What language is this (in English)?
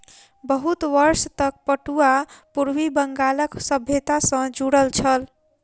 Maithili